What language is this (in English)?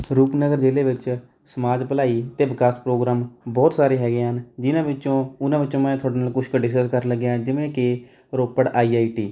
Punjabi